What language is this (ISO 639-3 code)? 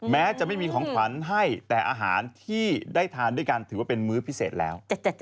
tha